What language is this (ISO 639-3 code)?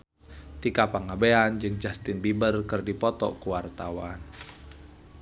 sun